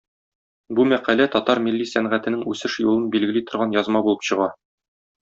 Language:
Tatar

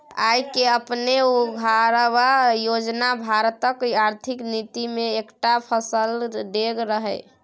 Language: Maithili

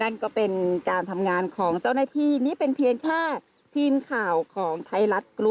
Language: Thai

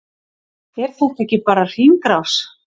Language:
Icelandic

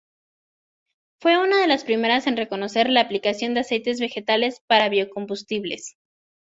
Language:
Spanish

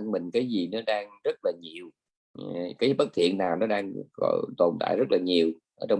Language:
Vietnamese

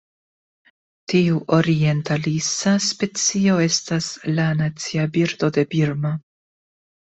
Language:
Esperanto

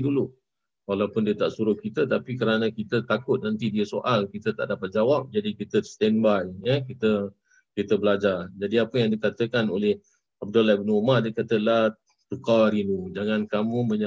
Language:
Malay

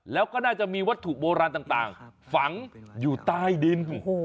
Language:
Thai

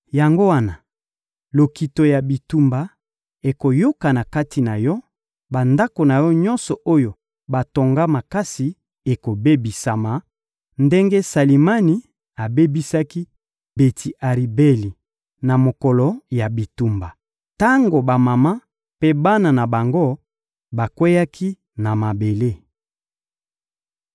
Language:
Lingala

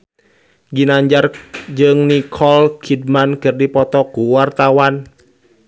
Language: Sundanese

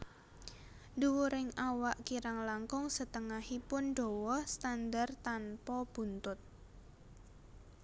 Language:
Javanese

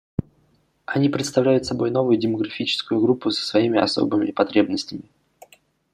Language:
Russian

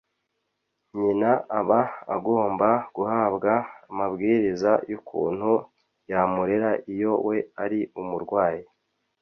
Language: Kinyarwanda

